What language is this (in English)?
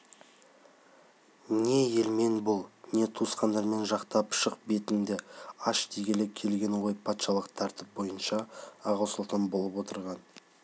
Kazakh